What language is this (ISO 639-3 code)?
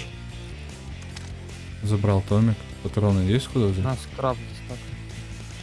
rus